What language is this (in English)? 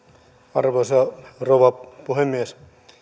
Finnish